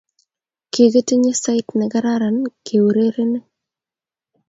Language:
Kalenjin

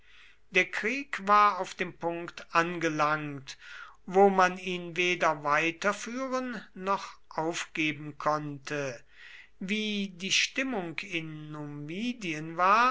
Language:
German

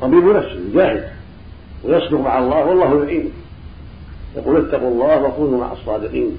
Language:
Arabic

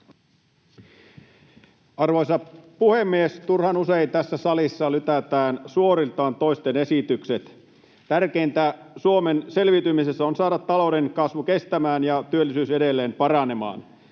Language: Finnish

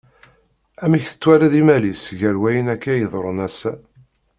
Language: Kabyle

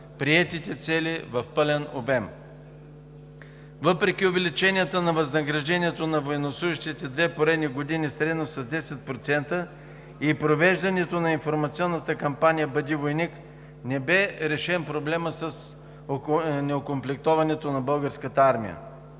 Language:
Bulgarian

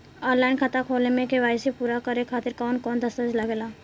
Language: Bhojpuri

